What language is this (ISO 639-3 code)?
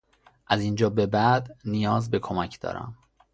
fas